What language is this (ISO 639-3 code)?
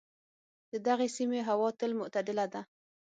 pus